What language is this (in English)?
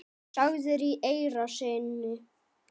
Icelandic